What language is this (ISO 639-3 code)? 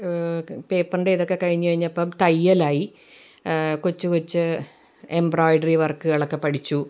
mal